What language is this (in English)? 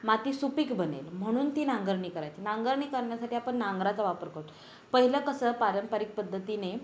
Marathi